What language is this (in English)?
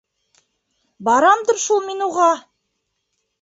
Bashkir